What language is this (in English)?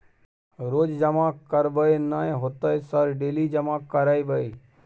Maithili